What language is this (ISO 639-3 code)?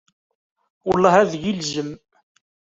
kab